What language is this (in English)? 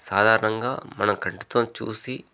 Telugu